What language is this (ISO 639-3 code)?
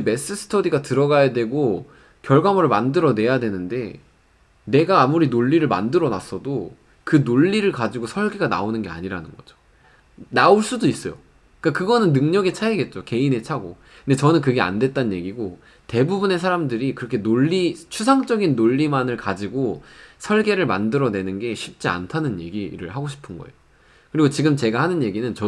kor